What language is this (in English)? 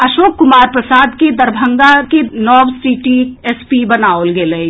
Maithili